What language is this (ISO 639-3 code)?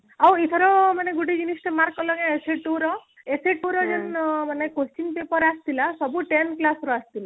ori